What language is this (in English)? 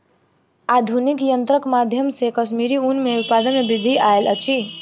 Maithili